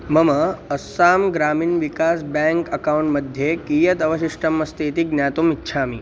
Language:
Sanskrit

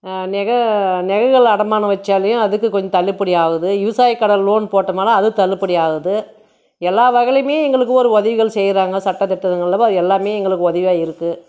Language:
Tamil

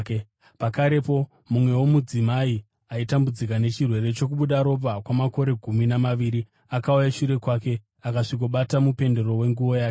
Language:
Shona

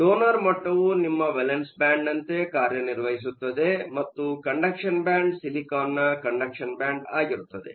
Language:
Kannada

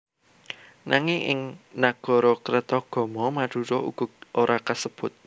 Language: Javanese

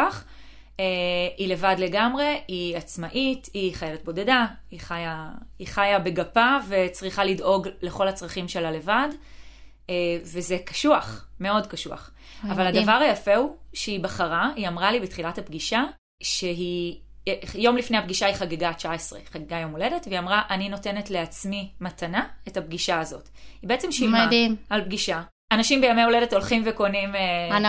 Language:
Hebrew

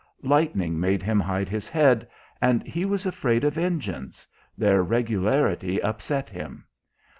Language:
English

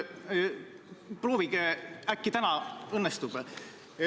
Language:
Estonian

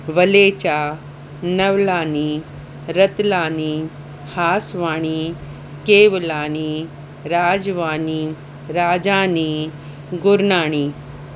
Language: Sindhi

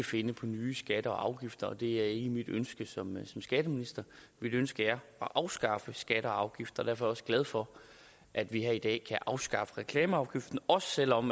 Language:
Danish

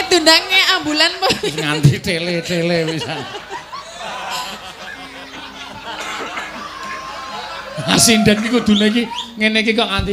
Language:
Indonesian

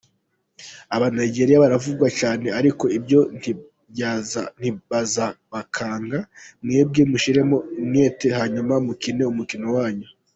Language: Kinyarwanda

